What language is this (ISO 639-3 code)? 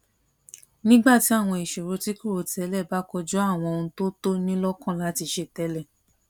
yor